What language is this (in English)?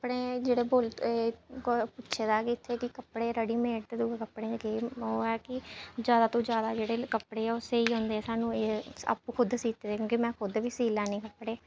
Dogri